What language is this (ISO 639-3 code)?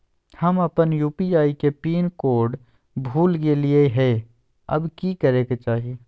mag